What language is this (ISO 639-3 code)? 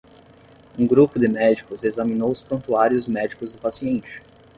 por